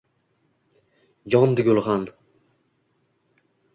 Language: Uzbek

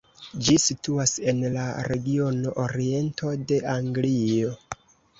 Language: Esperanto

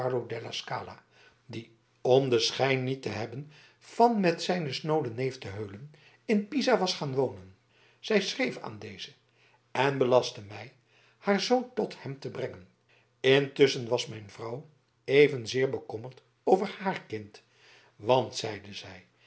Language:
Dutch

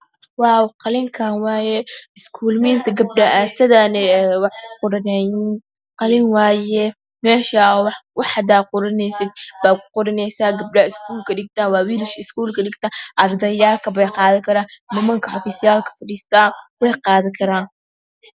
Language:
Somali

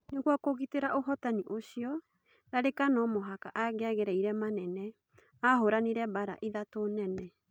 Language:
Kikuyu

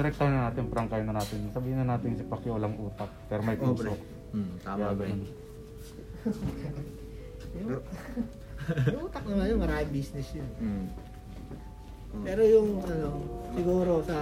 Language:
Filipino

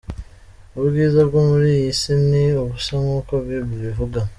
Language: Kinyarwanda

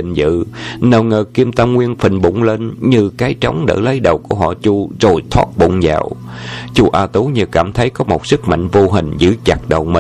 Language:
Vietnamese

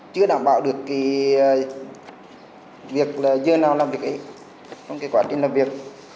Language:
Vietnamese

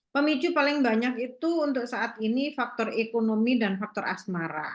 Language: Indonesian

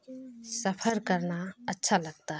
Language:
Urdu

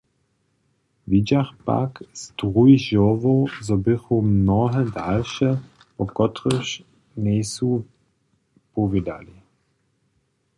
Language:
Upper Sorbian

